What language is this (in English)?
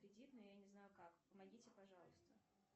Russian